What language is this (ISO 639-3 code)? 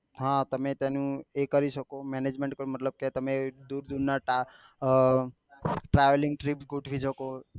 guj